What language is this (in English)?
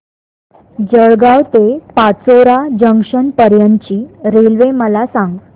Marathi